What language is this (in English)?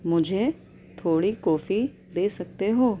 Urdu